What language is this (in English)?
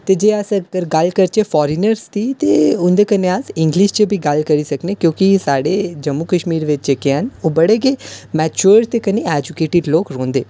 Dogri